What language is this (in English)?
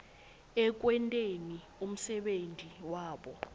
Swati